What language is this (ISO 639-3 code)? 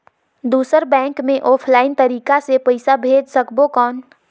hne